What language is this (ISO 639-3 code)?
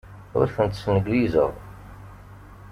kab